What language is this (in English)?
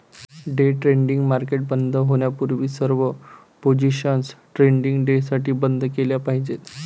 Marathi